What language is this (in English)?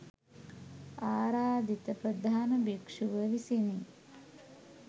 Sinhala